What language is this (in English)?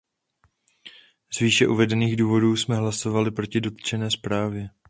Czech